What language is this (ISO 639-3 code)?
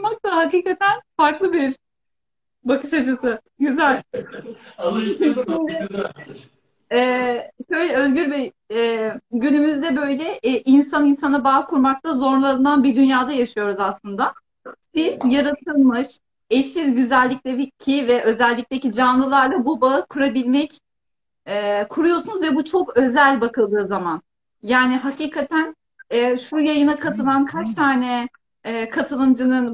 tur